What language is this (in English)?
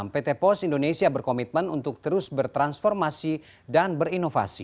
Indonesian